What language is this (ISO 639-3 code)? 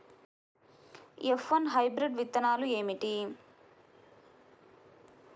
tel